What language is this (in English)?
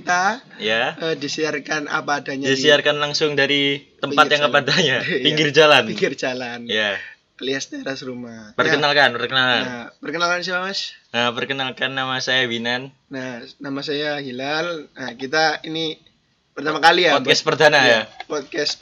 Indonesian